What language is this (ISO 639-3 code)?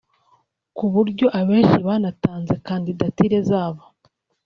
kin